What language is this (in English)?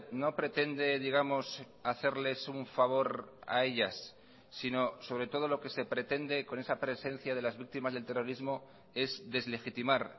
Spanish